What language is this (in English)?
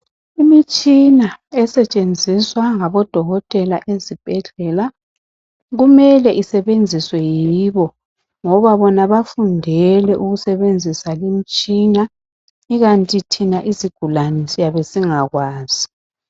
North Ndebele